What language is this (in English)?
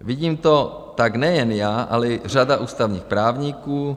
Czech